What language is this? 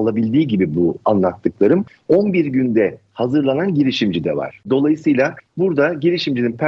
Turkish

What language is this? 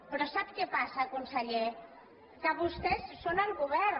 Catalan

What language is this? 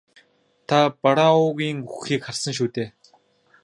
Mongolian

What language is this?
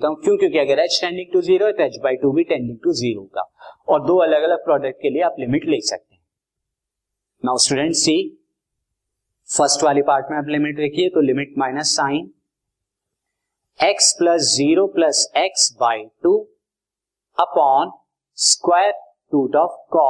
Hindi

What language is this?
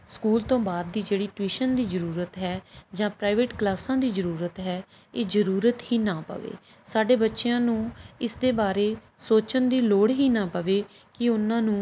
Punjabi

